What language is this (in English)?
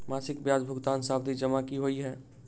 Maithili